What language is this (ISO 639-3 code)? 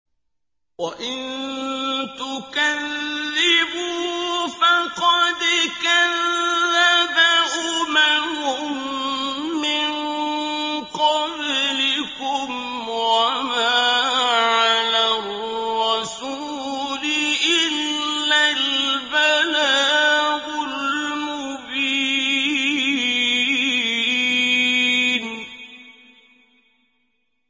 ara